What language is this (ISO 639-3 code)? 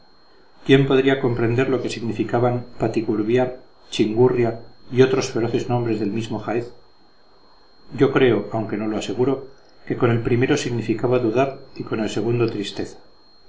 spa